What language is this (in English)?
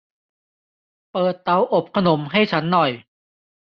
Thai